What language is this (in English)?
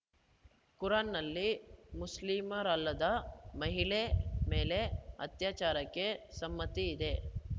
Kannada